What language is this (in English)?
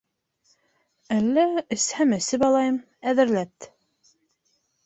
Bashkir